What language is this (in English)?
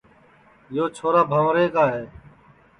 Sansi